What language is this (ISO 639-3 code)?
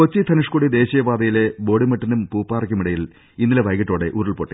mal